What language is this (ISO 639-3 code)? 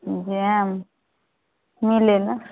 mai